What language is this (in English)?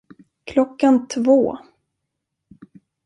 Swedish